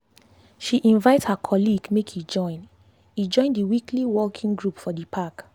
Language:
Nigerian Pidgin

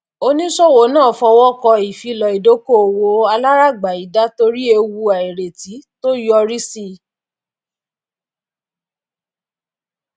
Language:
Yoruba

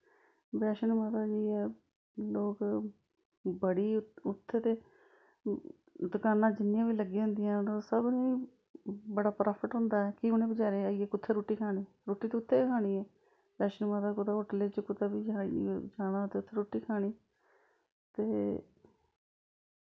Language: Dogri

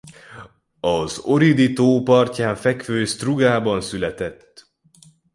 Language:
Hungarian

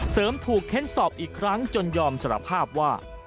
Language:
Thai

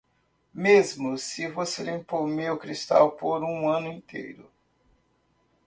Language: Portuguese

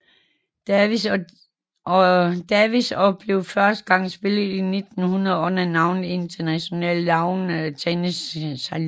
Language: Danish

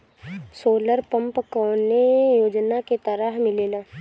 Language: Bhojpuri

